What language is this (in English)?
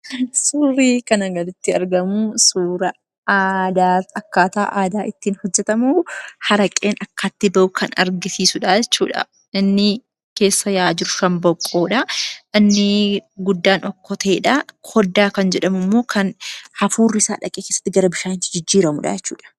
Oromo